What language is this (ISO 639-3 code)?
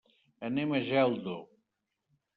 cat